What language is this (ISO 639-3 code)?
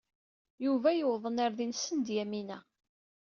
kab